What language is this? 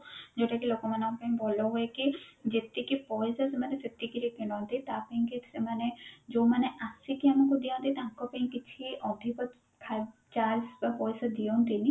Odia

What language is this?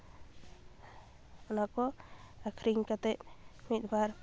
Santali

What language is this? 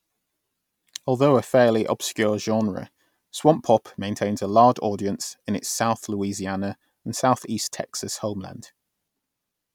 English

